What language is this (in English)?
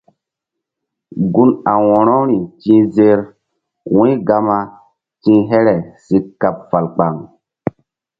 Mbum